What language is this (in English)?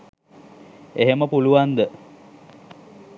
Sinhala